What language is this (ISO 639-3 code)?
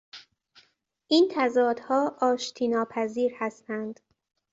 fas